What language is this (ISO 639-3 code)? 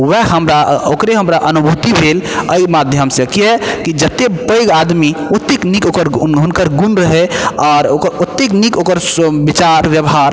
mai